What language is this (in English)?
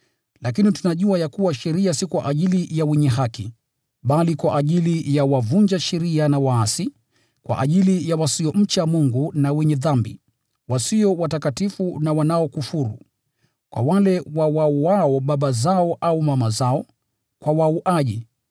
Swahili